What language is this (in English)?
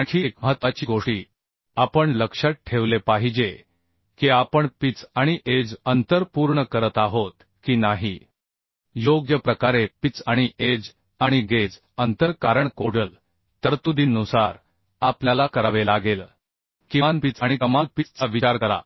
Marathi